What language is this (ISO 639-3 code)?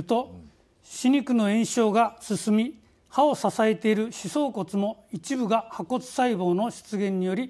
jpn